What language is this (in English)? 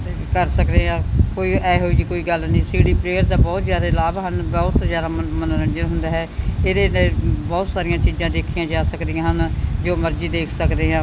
Punjabi